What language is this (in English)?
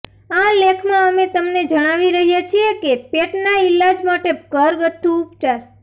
Gujarati